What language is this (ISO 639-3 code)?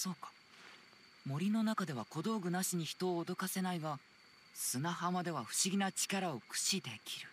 jpn